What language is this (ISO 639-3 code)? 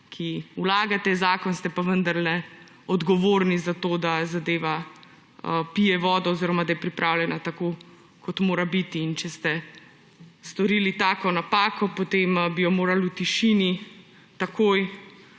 slv